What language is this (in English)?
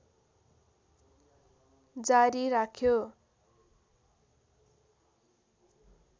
Nepali